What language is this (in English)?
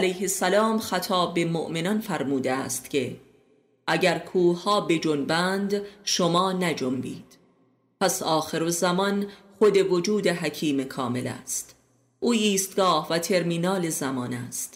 Persian